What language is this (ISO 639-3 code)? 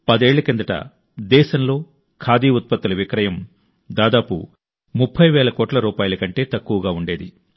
tel